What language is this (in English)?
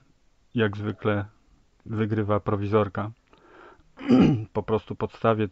Polish